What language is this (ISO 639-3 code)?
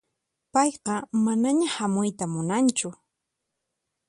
qxp